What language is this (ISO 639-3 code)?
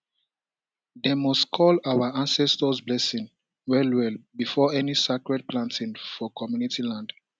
pcm